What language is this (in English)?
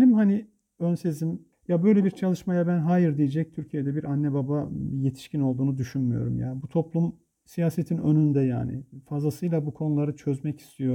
Turkish